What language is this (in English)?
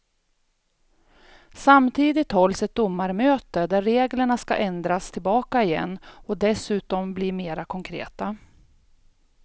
Swedish